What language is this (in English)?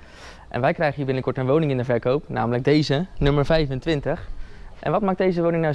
Dutch